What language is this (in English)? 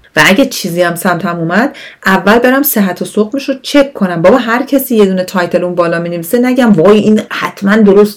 Persian